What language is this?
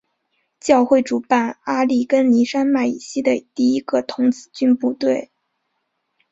Chinese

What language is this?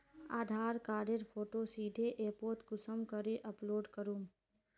Magahi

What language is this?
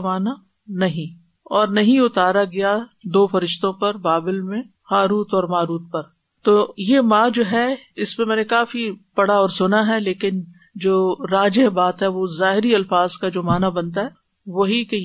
Urdu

